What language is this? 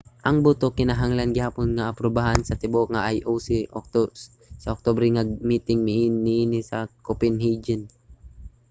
Cebuano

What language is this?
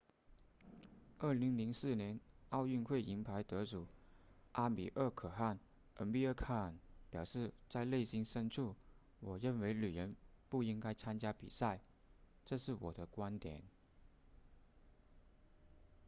Chinese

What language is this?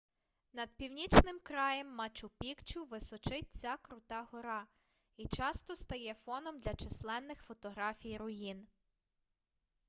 Ukrainian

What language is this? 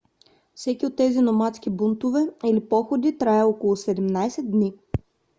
Bulgarian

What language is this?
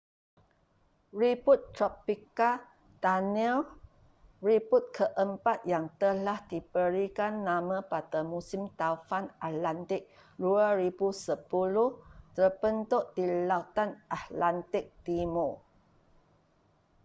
Malay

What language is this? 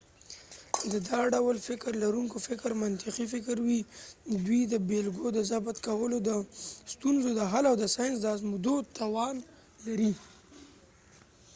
Pashto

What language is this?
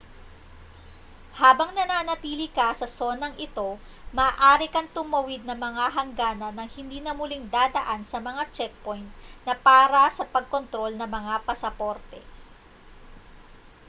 Filipino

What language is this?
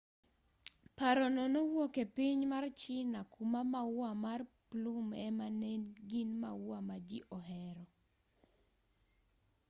Luo (Kenya and Tanzania)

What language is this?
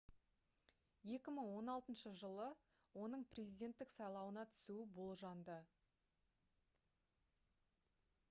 Kazakh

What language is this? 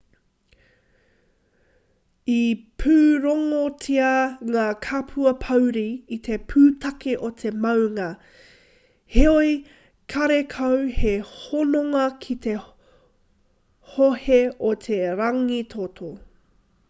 Māori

